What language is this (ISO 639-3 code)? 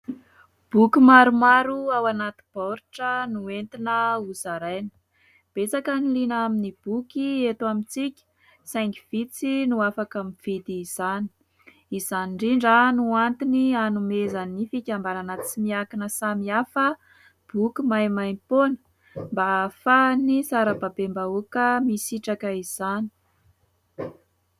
mlg